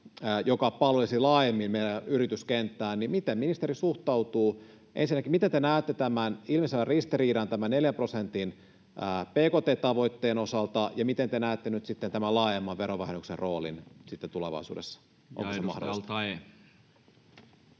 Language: Finnish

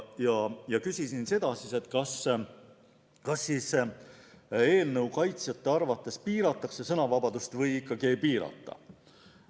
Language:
Estonian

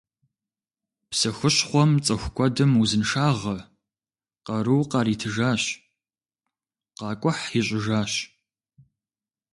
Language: Kabardian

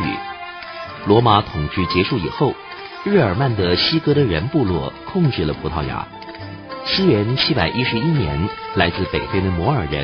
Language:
Chinese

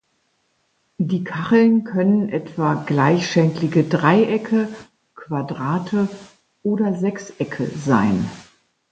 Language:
German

